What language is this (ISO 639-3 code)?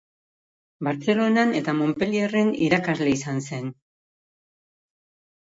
eus